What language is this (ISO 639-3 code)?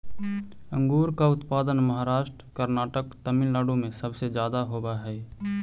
mag